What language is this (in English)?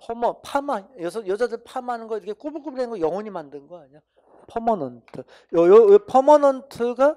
Korean